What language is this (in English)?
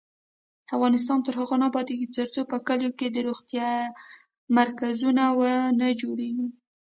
Pashto